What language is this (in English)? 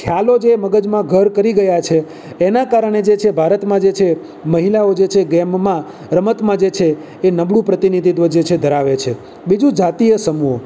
Gujarati